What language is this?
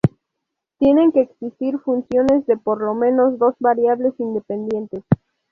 Spanish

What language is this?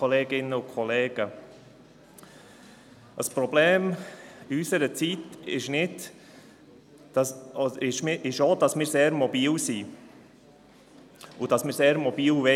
Swiss German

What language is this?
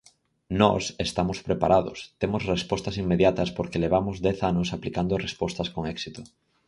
Galician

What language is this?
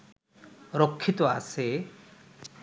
Bangla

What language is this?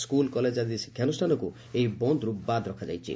Odia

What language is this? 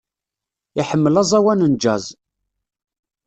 Kabyle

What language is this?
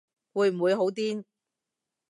Cantonese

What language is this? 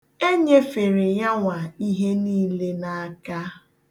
Igbo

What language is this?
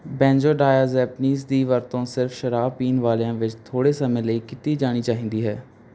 Punjabi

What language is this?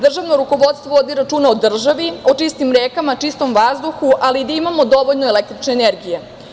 Serbian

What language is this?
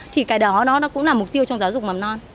Vietnamese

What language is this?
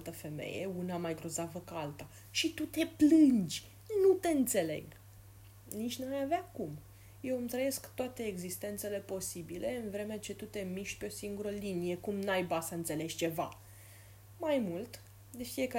Romanian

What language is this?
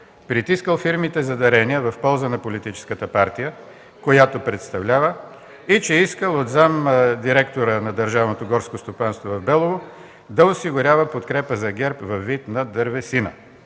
Bulgarian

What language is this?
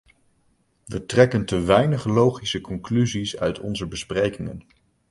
Dutch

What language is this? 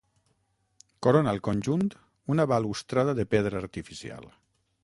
Catalan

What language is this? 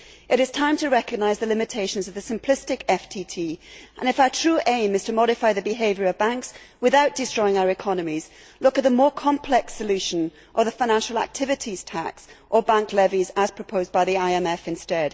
English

